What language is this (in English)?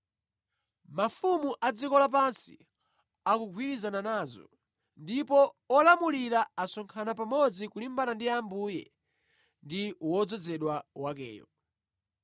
Nyanja